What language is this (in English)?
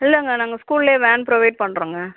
Tamil